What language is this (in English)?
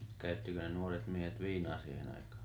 Finnish